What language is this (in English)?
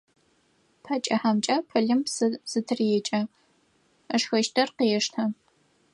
Adyghe